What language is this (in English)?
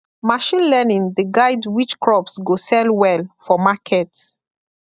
Nigerian Pidgin